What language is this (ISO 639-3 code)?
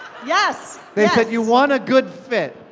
eng